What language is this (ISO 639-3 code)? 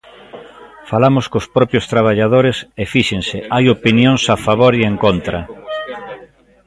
glg